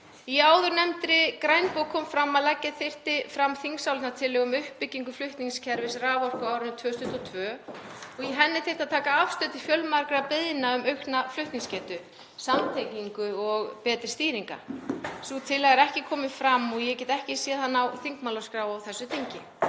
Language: Icelandic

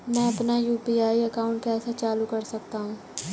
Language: Hindi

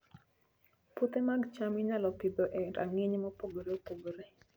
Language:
Luo (Kenya and Tanzania)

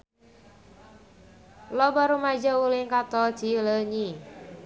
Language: Sundanese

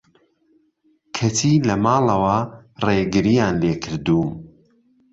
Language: Central Kurdish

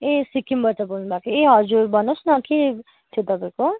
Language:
Nepali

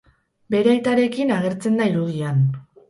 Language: Basque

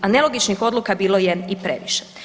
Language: Croatian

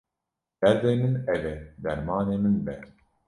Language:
Kurdish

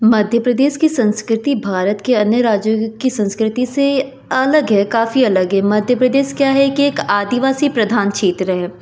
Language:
Hindi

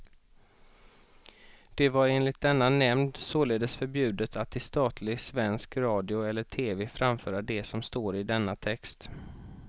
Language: Swedish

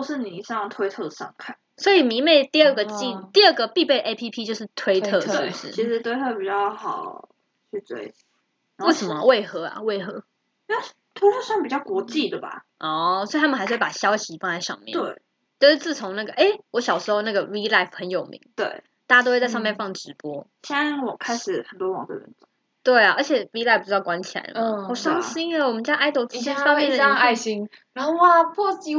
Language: Chinese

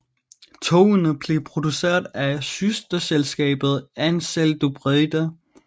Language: Danish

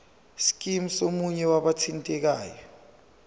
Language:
Zulu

